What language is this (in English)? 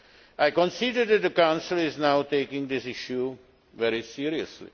English